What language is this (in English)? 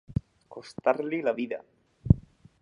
Catalan